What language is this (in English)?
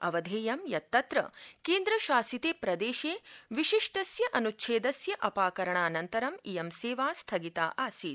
Sanskrit